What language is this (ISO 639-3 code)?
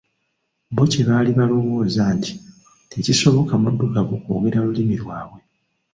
lug